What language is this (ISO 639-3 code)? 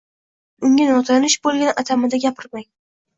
uzb